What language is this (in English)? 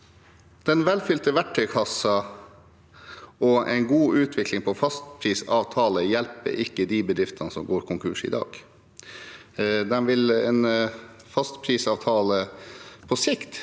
Norwegian